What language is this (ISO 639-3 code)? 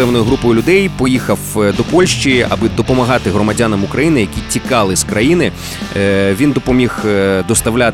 ukr